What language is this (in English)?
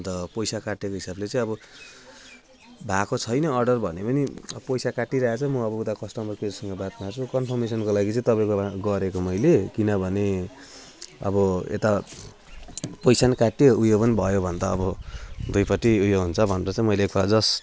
Nepali